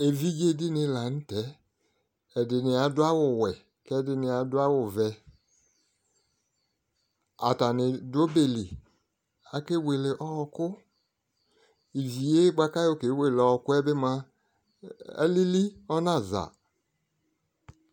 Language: Ikposo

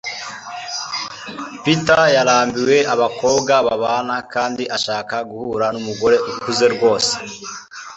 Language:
Kinyarwanda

